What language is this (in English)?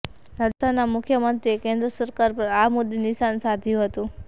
Gujarati